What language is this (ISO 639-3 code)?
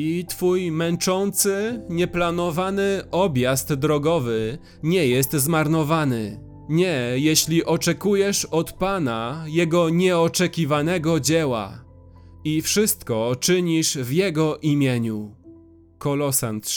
pol